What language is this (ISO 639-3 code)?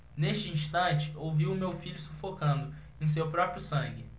por